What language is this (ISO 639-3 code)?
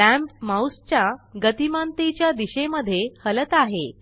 mar